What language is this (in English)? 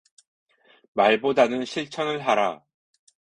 Korean